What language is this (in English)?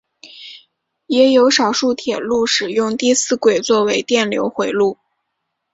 Chinese